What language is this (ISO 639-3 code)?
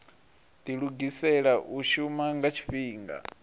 ven